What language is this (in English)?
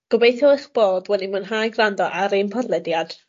Welsh